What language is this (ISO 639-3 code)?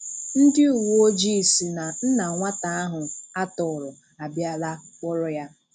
ibo